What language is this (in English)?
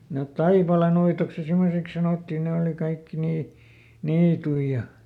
Finnish